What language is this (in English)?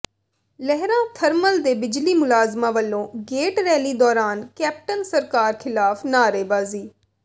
Punjabi